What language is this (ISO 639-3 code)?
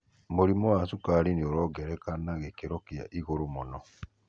kik